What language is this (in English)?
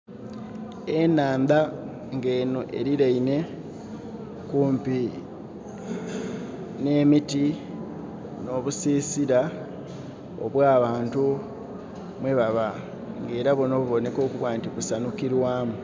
Soga